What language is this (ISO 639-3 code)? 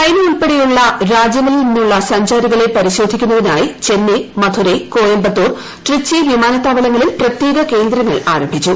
mal